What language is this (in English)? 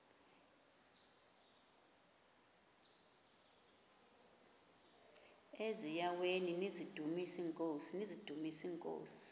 Xhosa